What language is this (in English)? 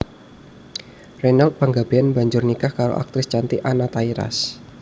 Javanese